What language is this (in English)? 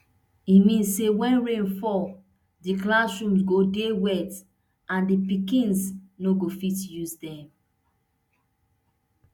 Nigerian Pidgin